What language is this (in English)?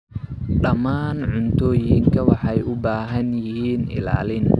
Somali